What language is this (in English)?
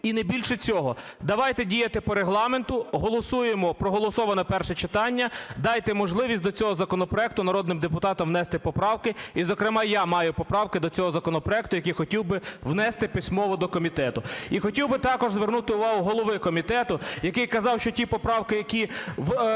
Ukrainian